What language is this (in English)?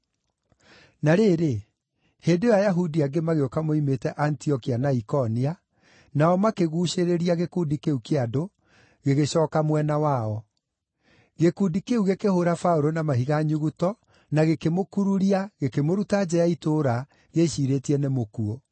Kikuyu